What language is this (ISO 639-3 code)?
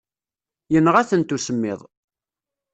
kab